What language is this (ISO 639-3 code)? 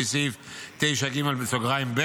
heb